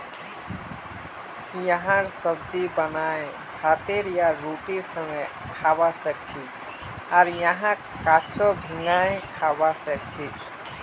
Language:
Magahi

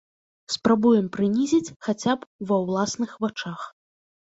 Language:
Belarusian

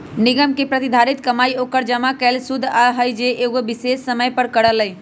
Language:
Magahi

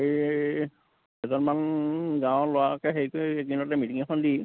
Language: Assamese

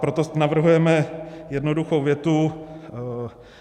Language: Czech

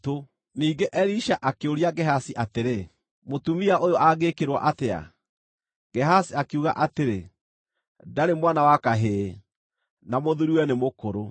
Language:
Kikuyu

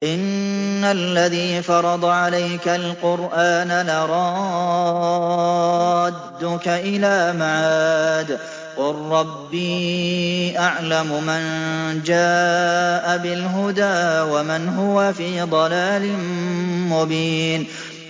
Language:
Arabic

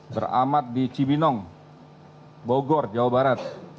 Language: Indonesian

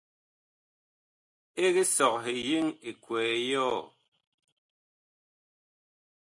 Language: Bakoko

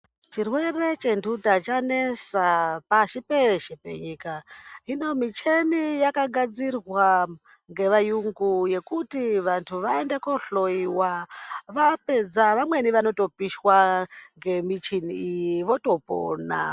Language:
Ndau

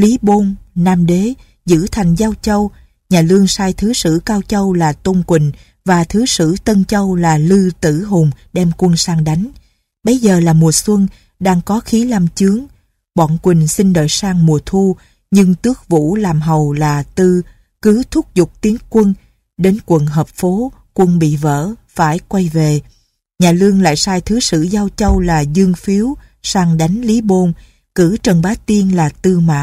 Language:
Vietnamese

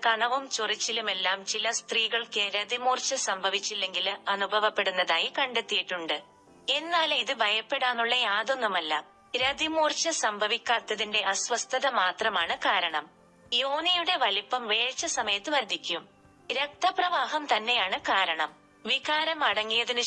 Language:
Malayalam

